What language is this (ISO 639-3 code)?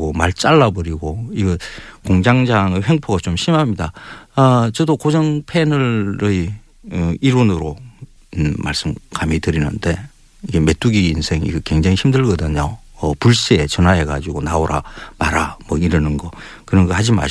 kor